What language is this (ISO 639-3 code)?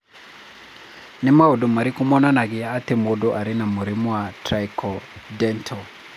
kik